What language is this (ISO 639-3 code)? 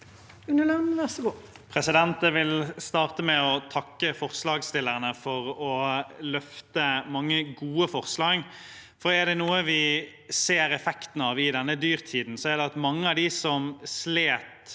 nor